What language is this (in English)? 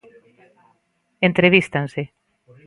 Galician